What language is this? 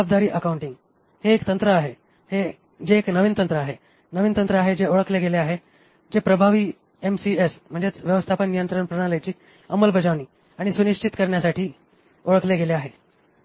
Marathi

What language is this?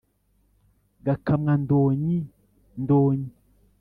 Kinyarwanda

